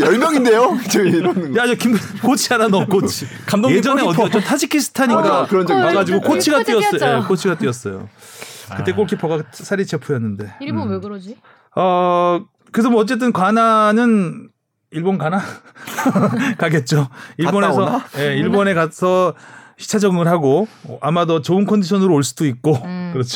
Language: Korean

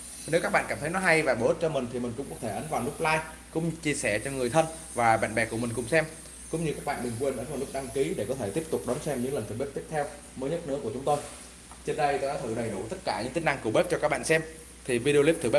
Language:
Vietnamese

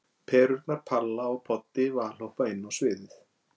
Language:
Icelandic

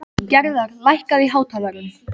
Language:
Icelandic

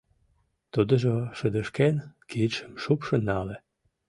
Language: Mari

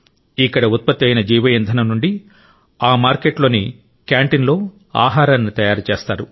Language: Telugu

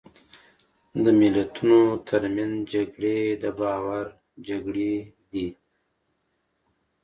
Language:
Pashto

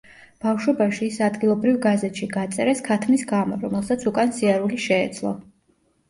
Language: Georgian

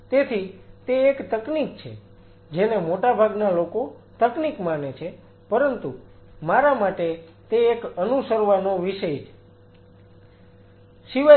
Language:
Gujarati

